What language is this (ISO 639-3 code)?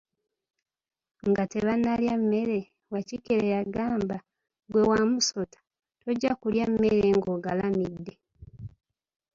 lug